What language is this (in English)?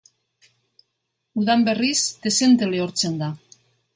Basque